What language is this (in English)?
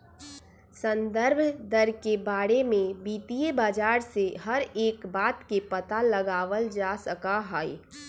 Magahi